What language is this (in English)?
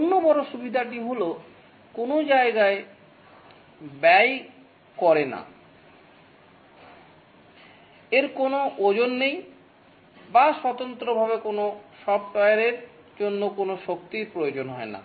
Bangla